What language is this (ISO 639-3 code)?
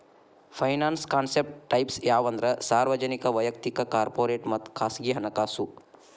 kan